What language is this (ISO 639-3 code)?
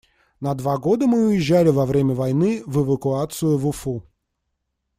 rus